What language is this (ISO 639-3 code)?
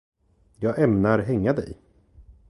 swe